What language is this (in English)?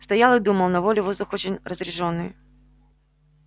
Russian